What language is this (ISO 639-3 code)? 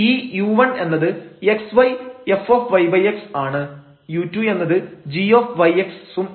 mal